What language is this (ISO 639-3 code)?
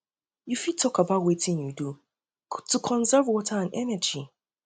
pcm